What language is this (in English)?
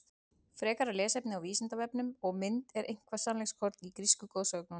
Icelandic